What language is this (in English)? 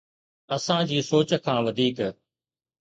Sindhi